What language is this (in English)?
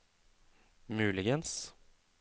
Norwegian